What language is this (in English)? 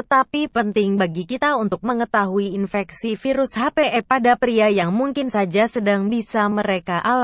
Indonesian